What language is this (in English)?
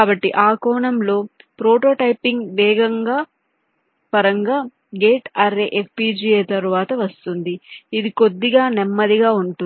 Telugu